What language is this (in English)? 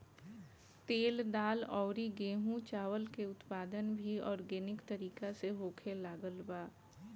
Bhojpuri